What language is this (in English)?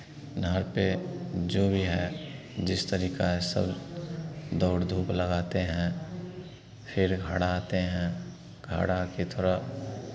Hindi